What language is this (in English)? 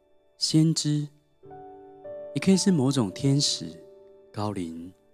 Chinese